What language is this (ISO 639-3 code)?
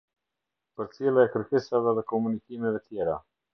sqi